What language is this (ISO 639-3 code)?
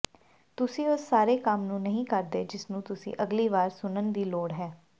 pan